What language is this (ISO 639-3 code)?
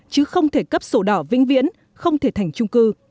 vie